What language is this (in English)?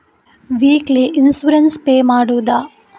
Kannada